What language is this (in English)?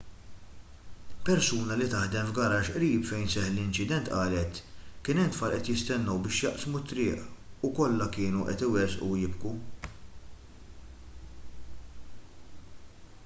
Maltese